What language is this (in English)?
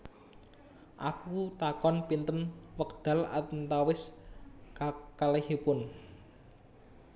Javanese